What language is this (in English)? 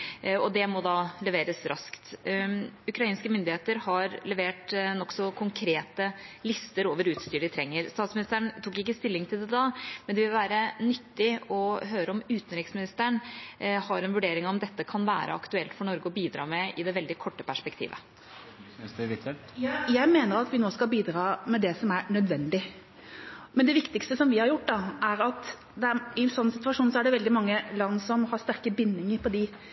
Norwegian Bokmål